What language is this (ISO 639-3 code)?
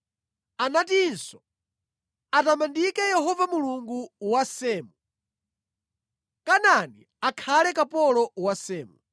nya